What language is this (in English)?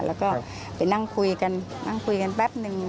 Thai